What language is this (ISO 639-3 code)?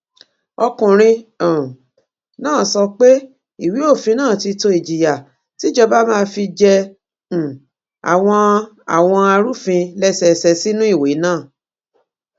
yor